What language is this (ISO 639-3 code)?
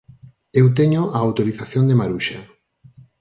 glg